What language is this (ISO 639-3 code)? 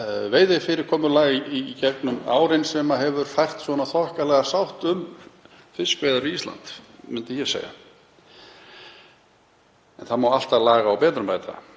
isl